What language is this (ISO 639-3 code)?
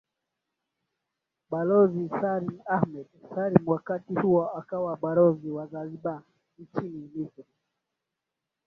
swa